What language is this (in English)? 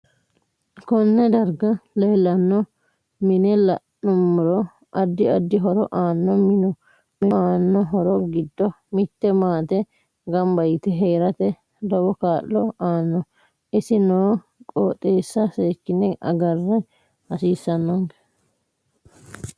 Sidamo